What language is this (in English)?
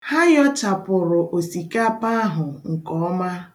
Igbo